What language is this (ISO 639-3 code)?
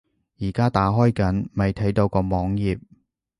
yue